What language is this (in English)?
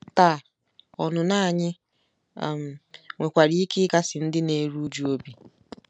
Igbo